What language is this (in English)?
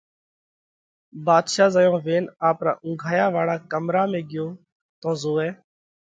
Parkari Koli